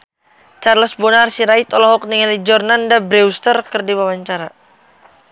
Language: Sundanese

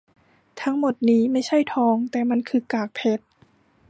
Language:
Thai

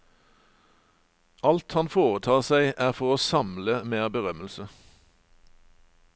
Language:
Norwegian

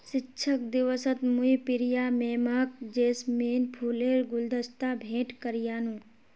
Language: Magahi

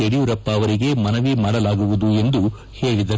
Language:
Kannada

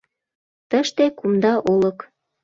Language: Mari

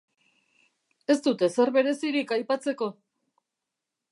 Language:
Basque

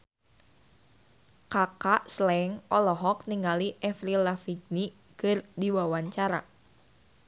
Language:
Sundanese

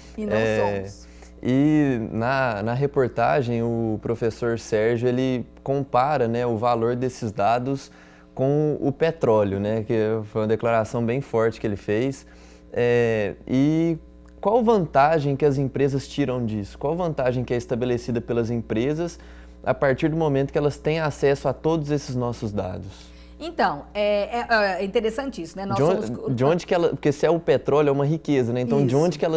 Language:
Portuguese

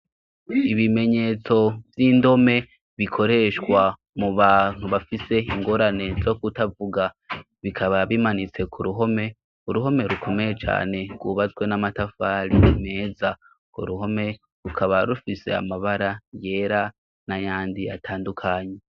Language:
Rundi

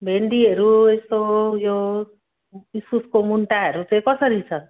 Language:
Nepali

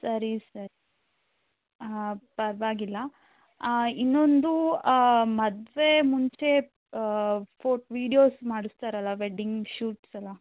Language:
Kannada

